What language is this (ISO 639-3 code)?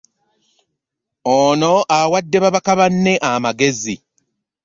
lug